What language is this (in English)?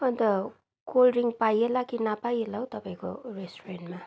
Nepali